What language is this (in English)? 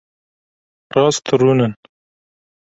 Kurdish